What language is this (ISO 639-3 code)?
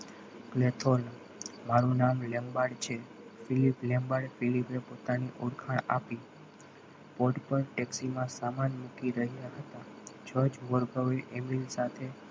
guj